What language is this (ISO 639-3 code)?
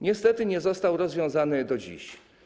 pol